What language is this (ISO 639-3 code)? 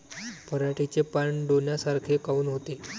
mar